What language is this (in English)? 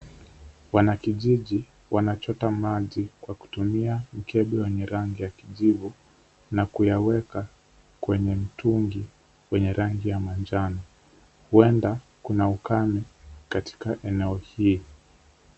Swahili